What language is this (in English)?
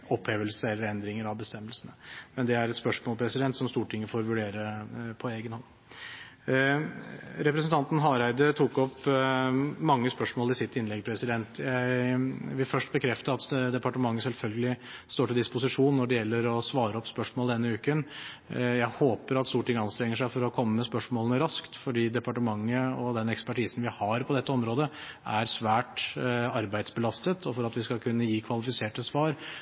Norwegian Bokmål